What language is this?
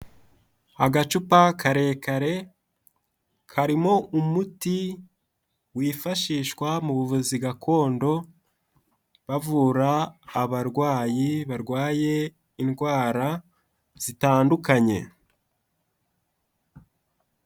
Kinyarwanda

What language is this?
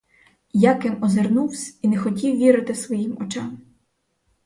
Ukrainian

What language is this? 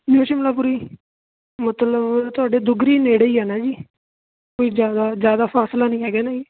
Punjabi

